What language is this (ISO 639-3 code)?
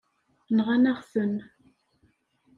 kab